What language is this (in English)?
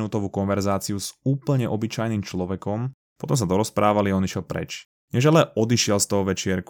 Slovak